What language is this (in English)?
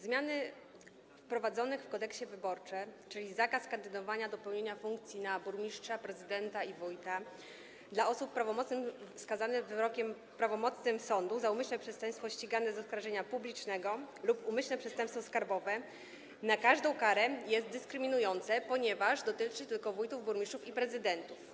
Polish